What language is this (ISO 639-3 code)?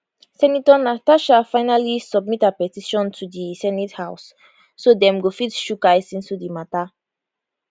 pcm